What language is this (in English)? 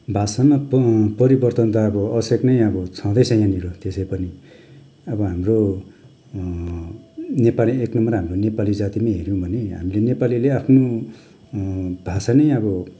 Nepali